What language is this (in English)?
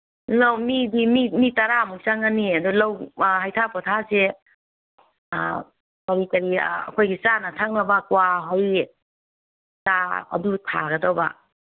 Manipuri